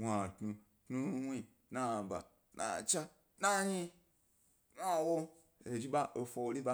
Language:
Gbari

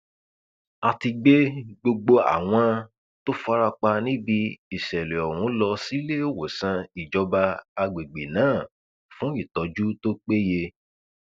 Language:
Yoruba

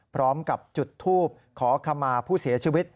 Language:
Thai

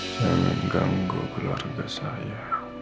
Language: Indonesian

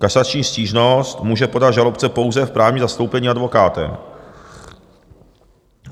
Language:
Czech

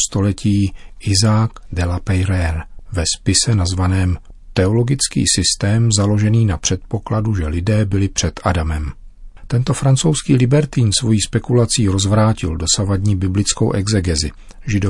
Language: Czech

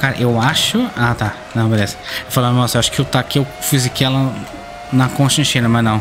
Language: Portuguese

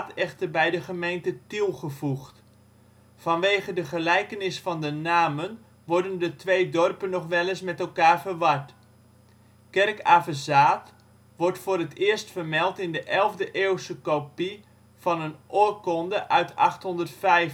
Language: Dutch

